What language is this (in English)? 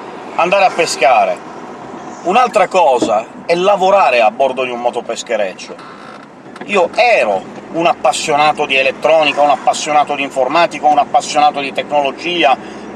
Italian